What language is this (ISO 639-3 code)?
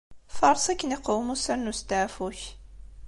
kab